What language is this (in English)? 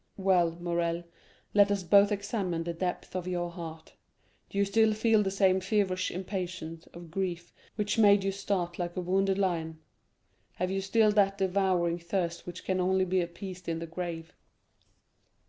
English